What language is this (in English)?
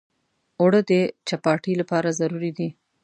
Pashto